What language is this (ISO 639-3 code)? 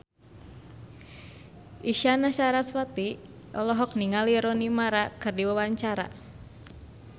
sun